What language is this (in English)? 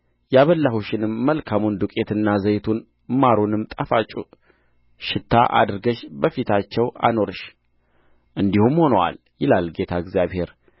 Amharic